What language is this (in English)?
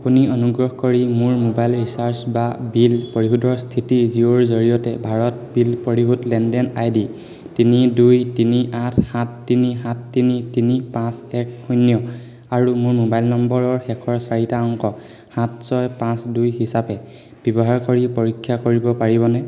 Assamese